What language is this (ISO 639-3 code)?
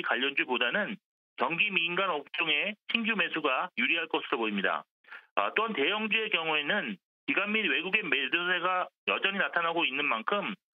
kor